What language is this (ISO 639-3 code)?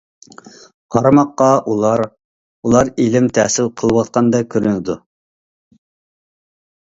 uig